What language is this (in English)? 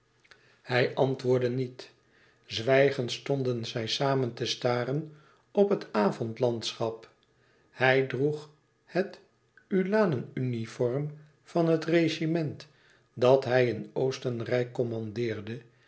Dutch